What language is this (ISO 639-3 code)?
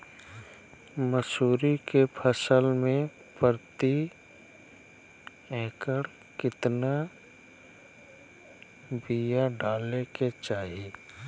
mag